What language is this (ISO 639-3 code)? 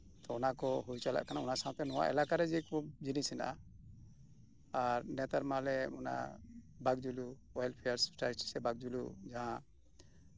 sat